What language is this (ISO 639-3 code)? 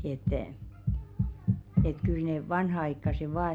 fin